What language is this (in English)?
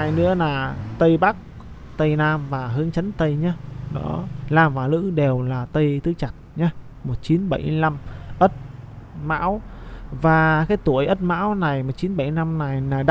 Vietnamese